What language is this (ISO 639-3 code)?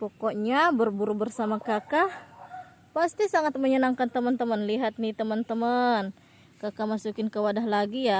ind